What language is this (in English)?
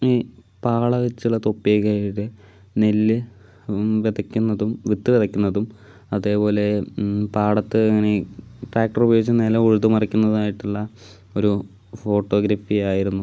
Malayalam